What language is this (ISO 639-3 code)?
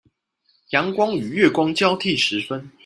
zho